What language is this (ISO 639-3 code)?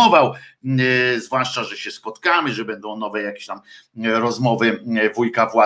pol